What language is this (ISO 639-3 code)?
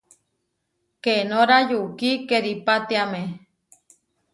var